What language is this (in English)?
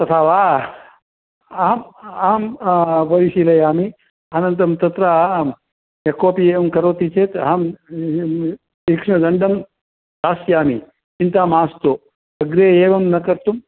Sanskrit